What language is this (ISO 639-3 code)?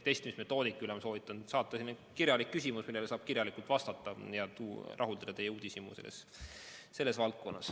est